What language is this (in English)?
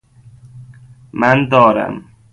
Persian